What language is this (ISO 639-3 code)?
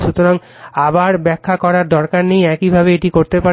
ben